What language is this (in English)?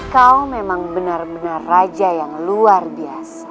Indonesian